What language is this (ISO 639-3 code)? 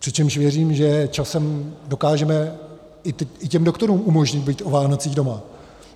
ces